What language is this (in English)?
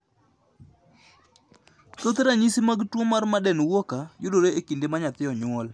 Luo (Kenya and Tanzania)